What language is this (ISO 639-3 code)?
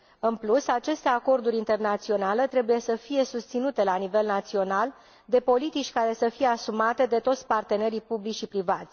ron